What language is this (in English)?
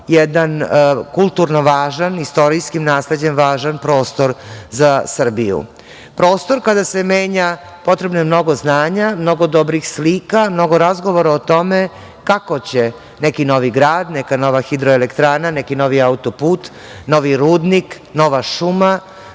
Serbian